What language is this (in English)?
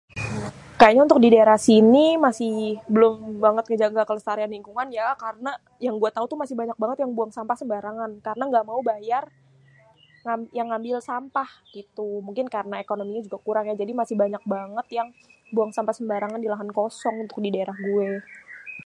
Betawi